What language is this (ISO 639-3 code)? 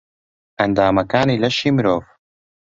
ckb